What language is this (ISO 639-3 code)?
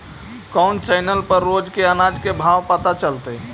mag